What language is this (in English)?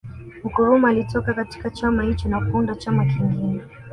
Swahili